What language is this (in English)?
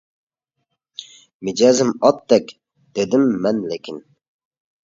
Uyghur